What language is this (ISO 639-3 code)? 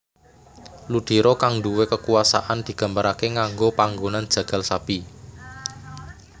jav